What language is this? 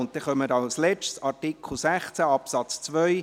Swiss German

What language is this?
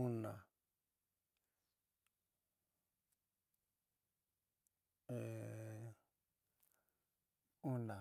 San Miguel El Grande Mixtec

